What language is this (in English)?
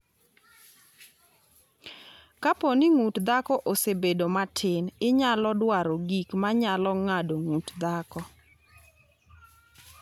Luo (Kenya and Tanzania)